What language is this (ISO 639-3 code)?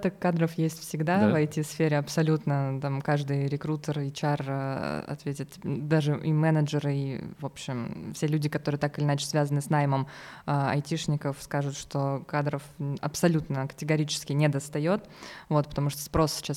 rus